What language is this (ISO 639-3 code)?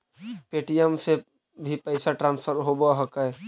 mag